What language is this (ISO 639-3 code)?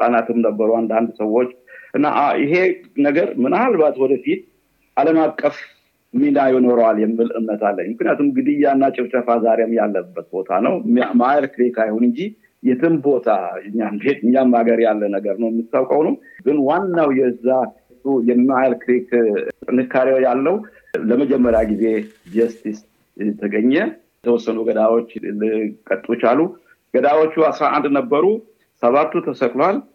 amh